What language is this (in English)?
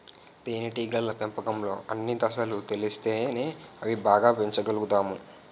Telugu